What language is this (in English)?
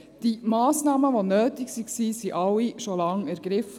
Swiss German